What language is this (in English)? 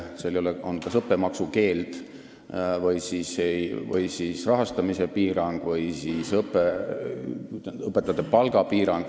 Estonian